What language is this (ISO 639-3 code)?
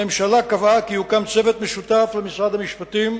heb